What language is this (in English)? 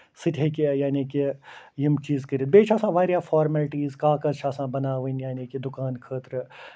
Kashmiri